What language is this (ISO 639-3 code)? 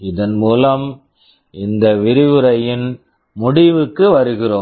tam